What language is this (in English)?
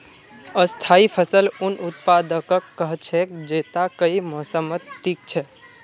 Magahi